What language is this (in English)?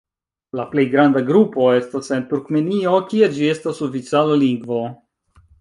Esperanto